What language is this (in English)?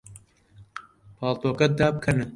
Central Kurdish